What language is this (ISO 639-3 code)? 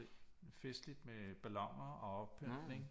dan